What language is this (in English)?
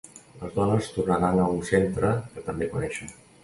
Catalan